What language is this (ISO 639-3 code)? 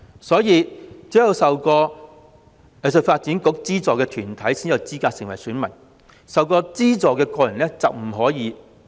yue